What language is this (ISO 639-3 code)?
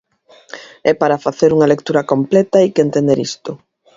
glg